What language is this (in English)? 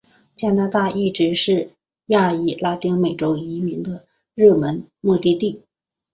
Chinese